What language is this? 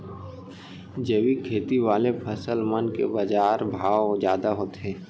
Chhattisgarhi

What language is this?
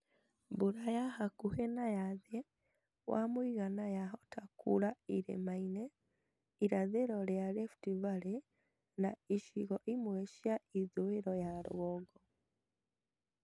Kikuyu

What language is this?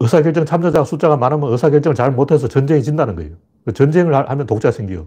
Korean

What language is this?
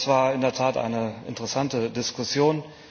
German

